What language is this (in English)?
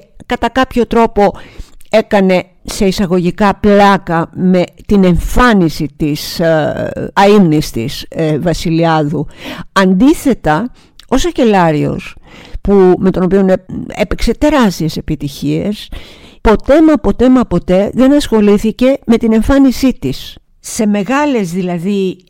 Greek